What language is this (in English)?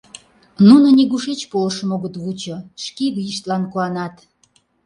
Mari